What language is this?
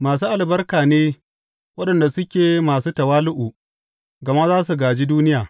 Hausa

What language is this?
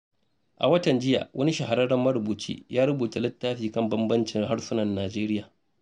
Hausa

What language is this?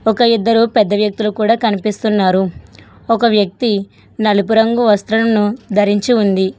Telugu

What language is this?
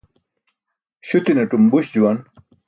Burushaski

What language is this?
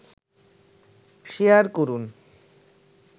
Bangla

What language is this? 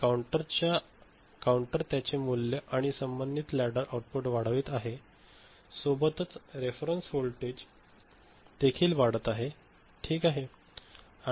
Marathi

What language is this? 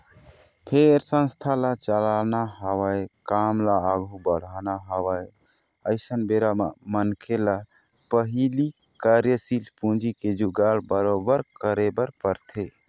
Chhattisgarhi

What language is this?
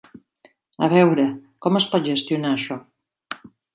Catalan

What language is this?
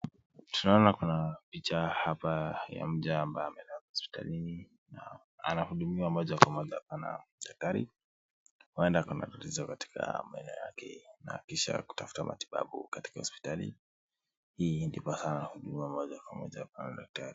Swahili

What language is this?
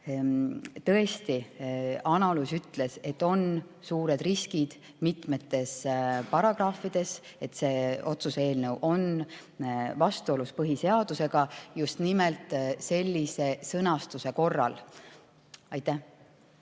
Estonian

